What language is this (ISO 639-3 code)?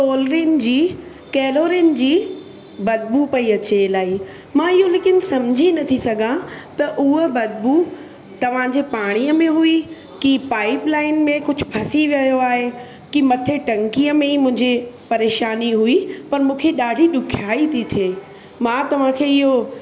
snd